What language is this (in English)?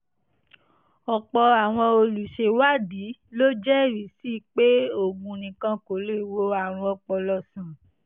Yoruba